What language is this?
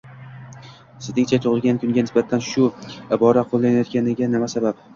Uzbek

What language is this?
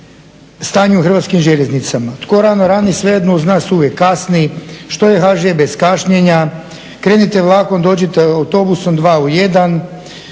Croatian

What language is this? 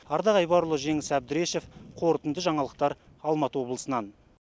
Kazakh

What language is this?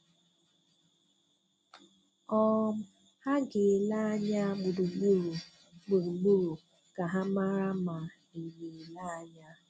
Igbo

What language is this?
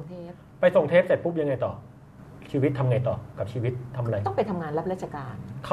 Thai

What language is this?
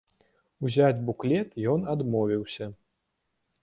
Belarusian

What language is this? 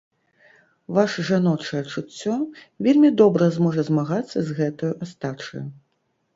Belarusian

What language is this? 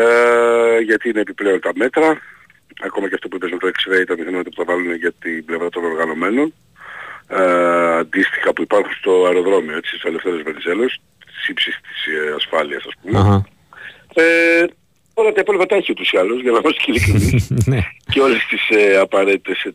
Greek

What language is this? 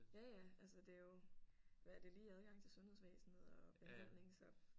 Danish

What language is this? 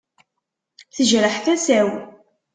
Kabyle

